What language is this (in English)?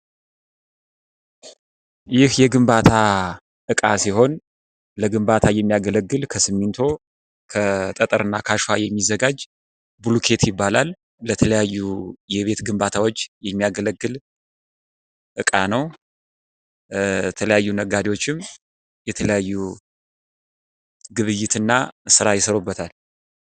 Amharic